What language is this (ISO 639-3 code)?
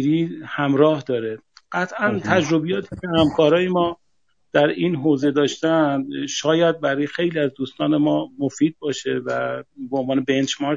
fas